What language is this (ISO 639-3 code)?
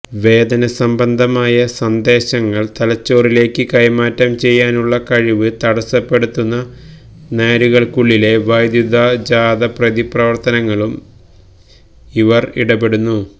mal